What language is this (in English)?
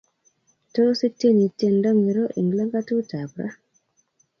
Kalenjin